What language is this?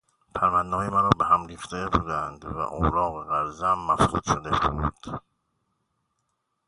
Persian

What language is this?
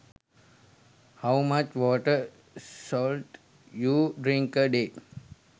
Sinhala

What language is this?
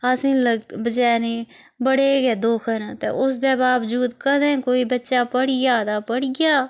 Dogri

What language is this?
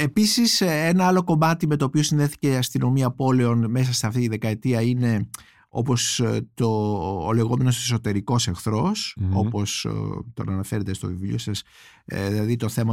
Greek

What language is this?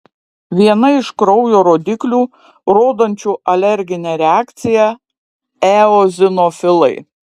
Lithuanian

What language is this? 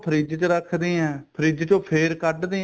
Punjabi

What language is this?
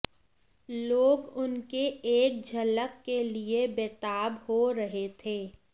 Hindi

